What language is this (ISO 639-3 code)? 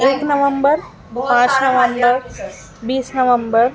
urd